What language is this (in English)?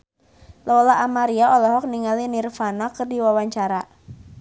Sundanese